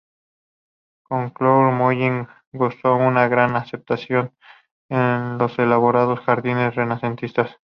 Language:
Spanish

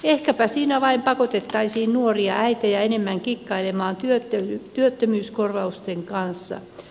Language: Finnish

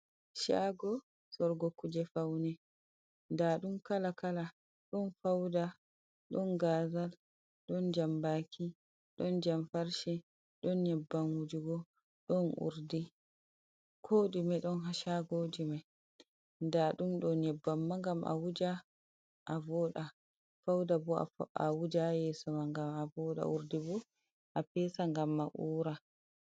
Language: Fula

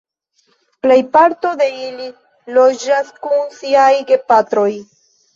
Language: Esperanto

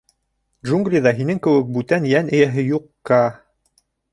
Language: Bashkir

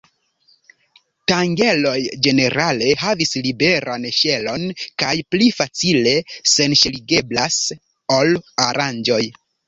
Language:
Esperanto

